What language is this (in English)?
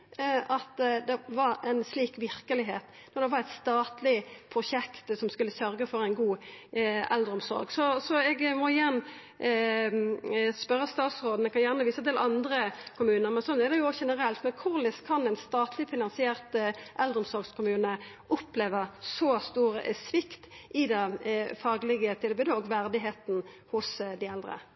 Norwegian Nynorsk